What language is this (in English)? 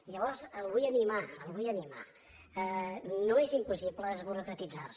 Catalan